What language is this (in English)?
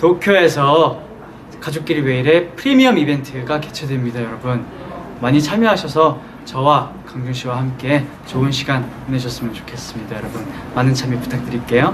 Korean